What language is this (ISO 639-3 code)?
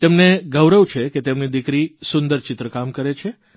guj